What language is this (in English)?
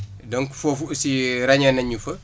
Wolof